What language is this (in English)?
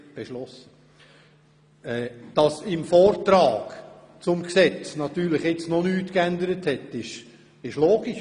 Swiss German